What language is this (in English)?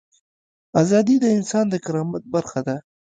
Pashto